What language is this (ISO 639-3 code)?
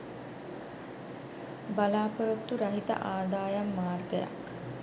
sin